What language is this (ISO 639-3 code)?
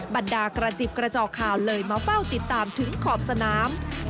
tha